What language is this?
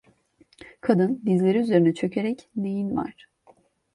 Turkish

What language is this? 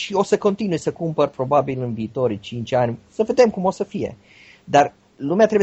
Romanian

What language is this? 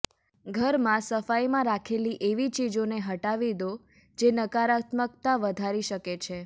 Gujarati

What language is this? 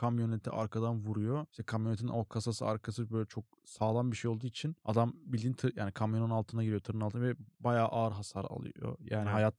Turkish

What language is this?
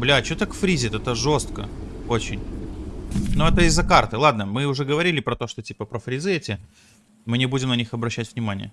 Russian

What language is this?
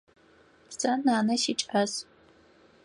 Adyghe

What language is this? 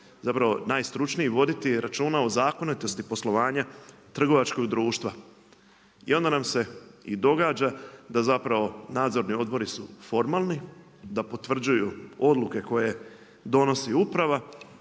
Croatian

